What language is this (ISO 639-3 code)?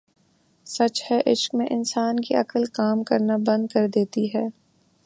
urd